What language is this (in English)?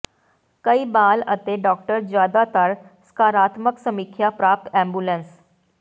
Punjabi